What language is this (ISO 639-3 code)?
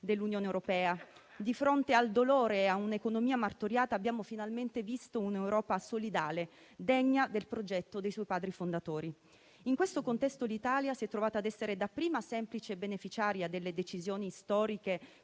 ita